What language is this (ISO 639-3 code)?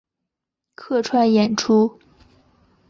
zho